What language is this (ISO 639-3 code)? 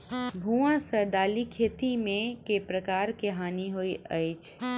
mai